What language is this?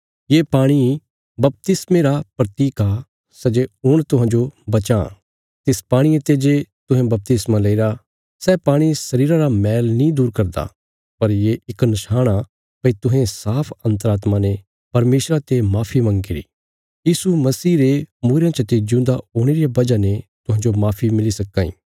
Bilaspuri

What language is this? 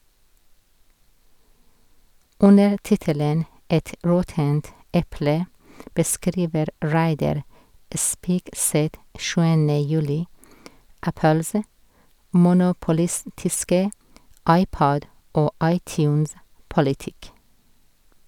Norwegian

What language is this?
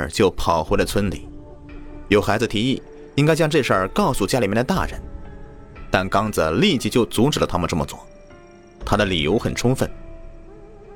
Chinese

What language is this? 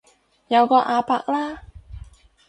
Cantonese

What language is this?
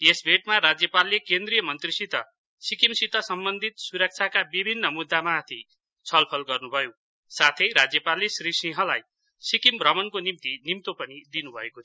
Nepali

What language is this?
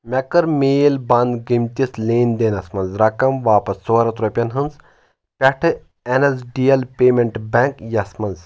Kashmiri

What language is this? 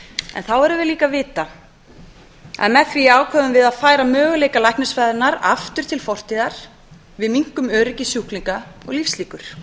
Icelandic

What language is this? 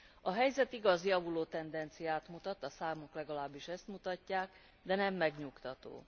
Hungarian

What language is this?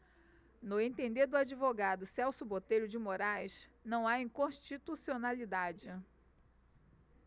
Portuguese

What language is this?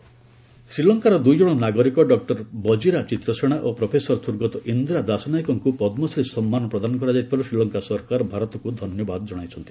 Odia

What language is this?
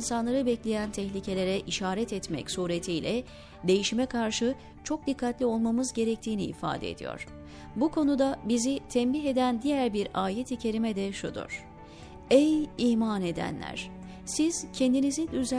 Turkish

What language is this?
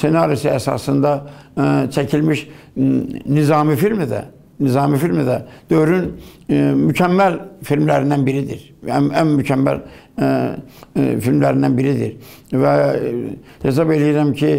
Turkish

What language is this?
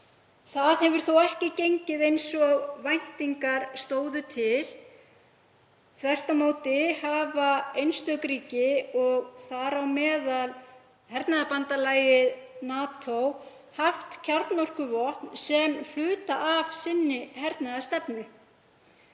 Icelandic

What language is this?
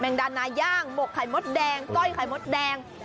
Thai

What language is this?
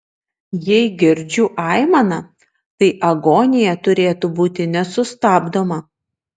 Lithuanian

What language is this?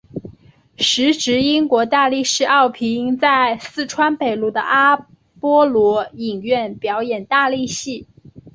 Chinese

